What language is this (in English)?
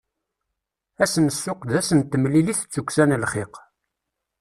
Kabyle